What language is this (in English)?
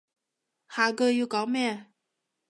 Cantonese